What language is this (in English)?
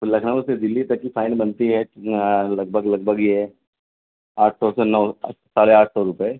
Urdu